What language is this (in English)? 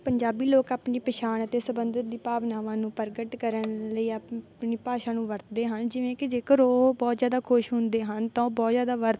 Punjabi